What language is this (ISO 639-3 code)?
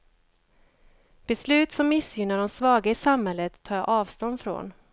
swe